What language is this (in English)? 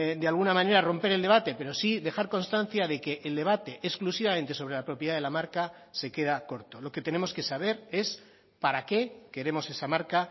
Spanish